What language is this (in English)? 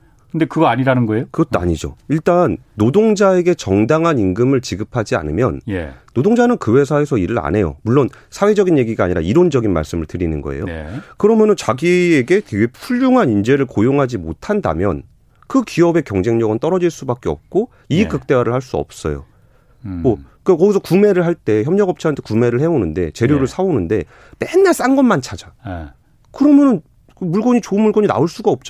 Korean